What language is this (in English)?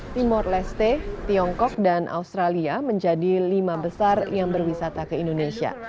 Indonesian